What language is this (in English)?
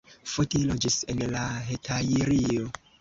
Esperanto